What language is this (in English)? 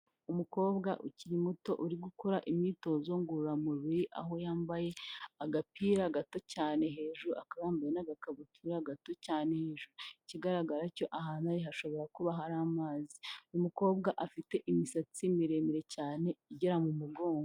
Kinyarwanda